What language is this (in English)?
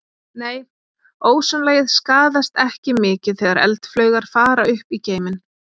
Icelandic